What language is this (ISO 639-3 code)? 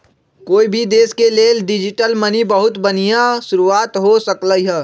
mag